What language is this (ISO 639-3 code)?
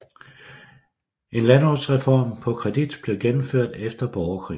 dan